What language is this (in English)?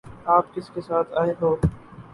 Urdu